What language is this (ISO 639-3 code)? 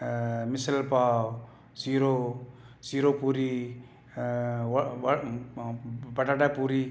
snd